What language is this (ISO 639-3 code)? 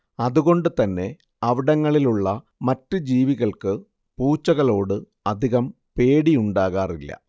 mal